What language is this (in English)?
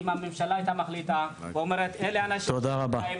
Hebrew